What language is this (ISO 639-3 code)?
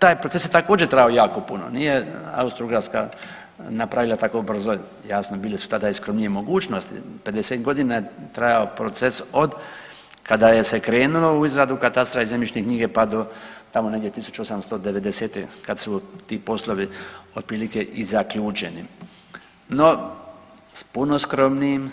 hrv